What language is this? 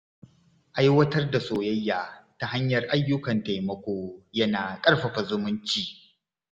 Hausa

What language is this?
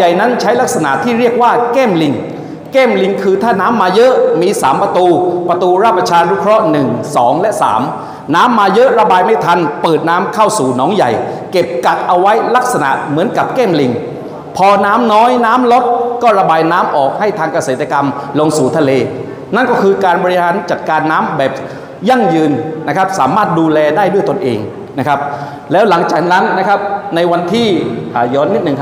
Thai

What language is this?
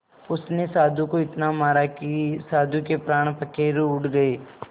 Hindi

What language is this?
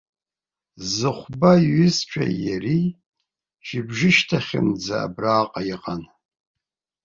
Abkhazian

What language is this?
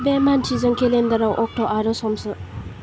Bodo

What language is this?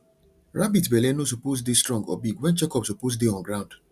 Nigerian Pidgin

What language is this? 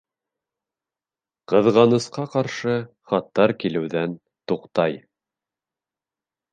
Bashkir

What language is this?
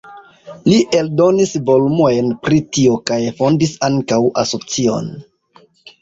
Esperanto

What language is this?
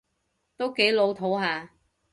Cantonese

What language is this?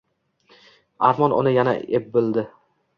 Uzbek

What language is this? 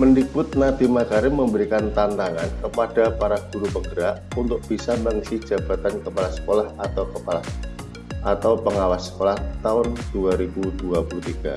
Indonesian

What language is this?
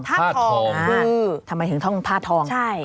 Thai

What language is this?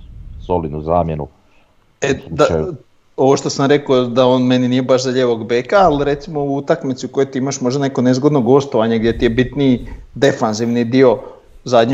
Croatian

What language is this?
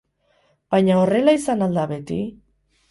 Basque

